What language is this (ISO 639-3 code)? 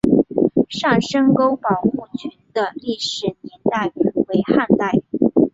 zho